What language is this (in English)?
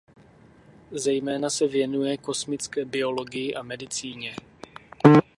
Czech